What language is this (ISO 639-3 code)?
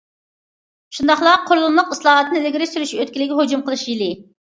uig